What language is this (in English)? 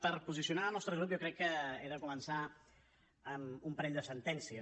Catalan